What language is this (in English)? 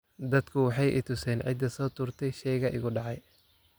Somali